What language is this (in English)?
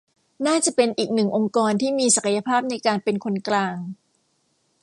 Thai